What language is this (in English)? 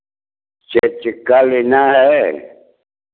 Hindi